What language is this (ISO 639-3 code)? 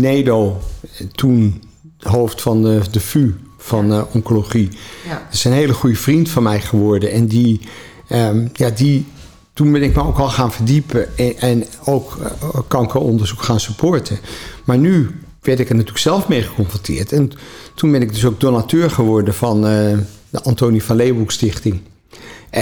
nld